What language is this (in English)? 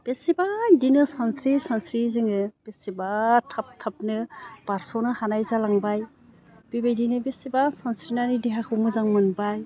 Bodo